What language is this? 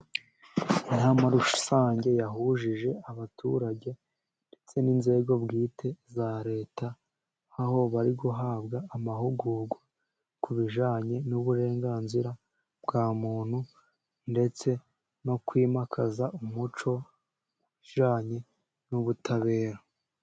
Kinyarwanda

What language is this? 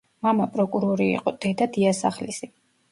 Georgian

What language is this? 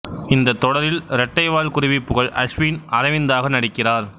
Tamil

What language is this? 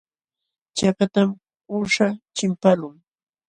Jauja Wanca Quechua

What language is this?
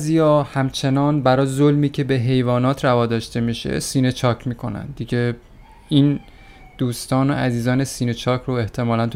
Persian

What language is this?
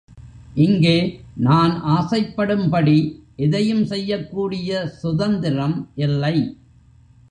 Tamil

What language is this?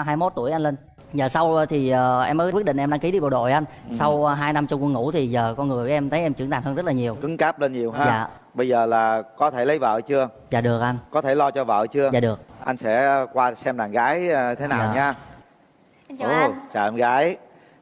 Vietnamese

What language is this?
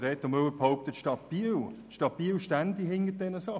Swiss German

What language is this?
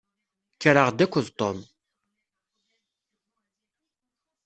Kabyle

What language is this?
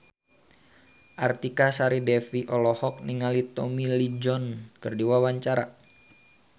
Sundanese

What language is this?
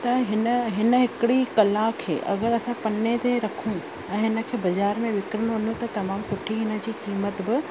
Sindhi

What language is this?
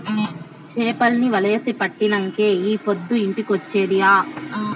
Telugu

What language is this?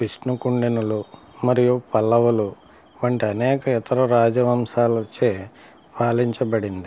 Telugu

